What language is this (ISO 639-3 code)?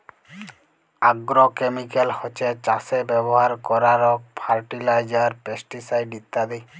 ben